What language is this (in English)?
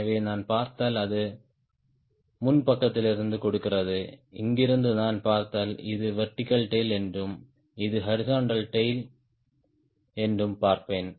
Tamil